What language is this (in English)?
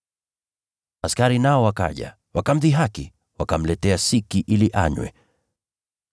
Swahili